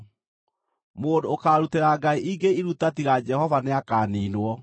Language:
Kikuyu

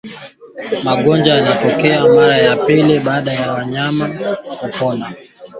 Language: Swahili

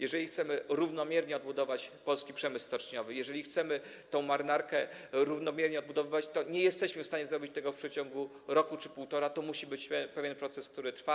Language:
Polish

